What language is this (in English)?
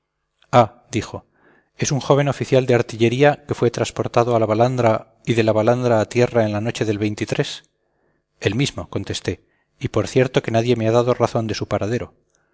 Spanish